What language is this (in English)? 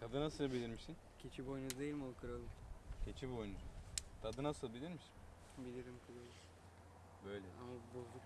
Turkish